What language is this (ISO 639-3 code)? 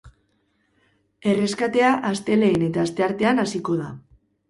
eus